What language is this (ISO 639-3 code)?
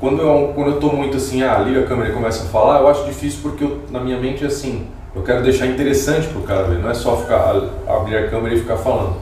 por